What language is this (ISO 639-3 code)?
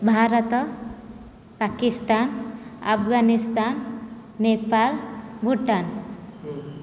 san